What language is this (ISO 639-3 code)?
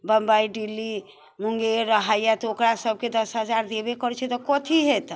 mai